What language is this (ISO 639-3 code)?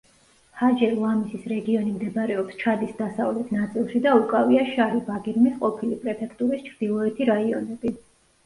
kat